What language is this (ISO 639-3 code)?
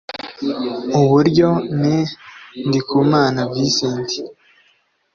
kin